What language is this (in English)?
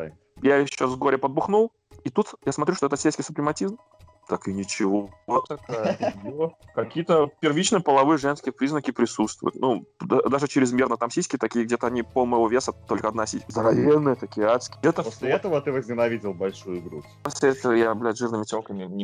Russian